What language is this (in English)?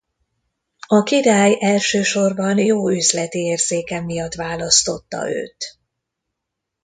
Hungarian